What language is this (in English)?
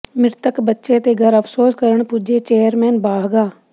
Punjabi